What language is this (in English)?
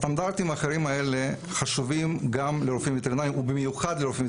Hebrew